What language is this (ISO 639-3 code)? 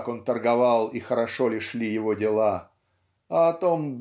rus